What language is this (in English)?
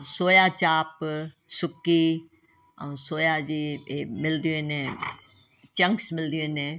Sindhi